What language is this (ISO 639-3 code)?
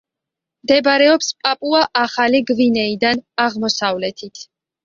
kat